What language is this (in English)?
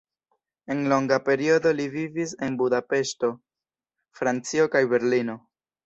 Esperanto